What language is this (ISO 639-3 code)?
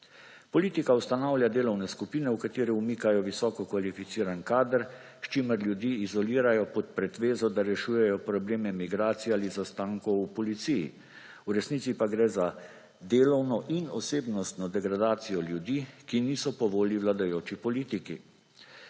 slv